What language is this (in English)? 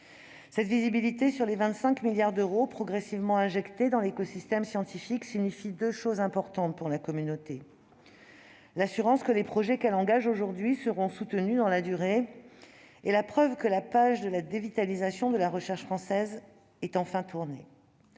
French